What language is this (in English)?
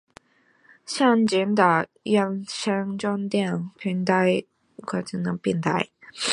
Chinese